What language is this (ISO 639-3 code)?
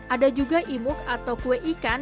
ind